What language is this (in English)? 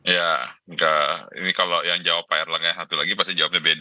Indonesian